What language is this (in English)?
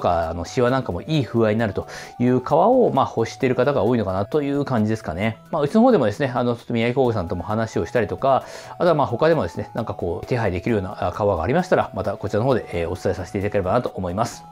Japanese